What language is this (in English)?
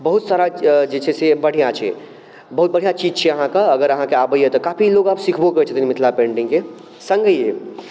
Maithili